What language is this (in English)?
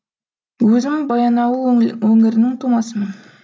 Kazakh